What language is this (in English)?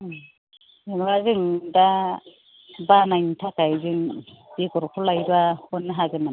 Bodo